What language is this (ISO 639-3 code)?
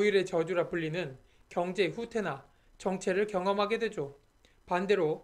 kor